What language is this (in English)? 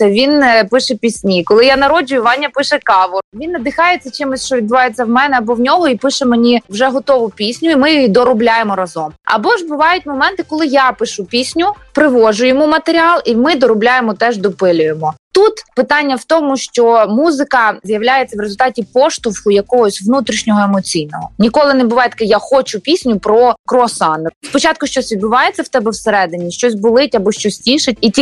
Ukrainian